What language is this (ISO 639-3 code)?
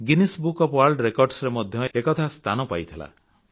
ori